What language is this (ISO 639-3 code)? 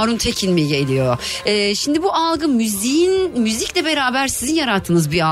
tur